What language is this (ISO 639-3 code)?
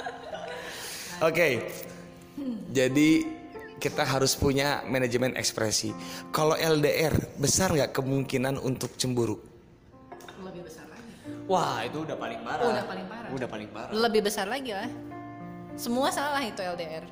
ind